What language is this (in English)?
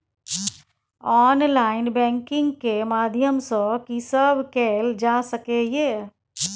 Maithili